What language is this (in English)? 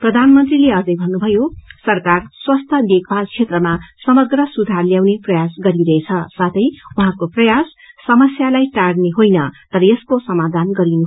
Nepali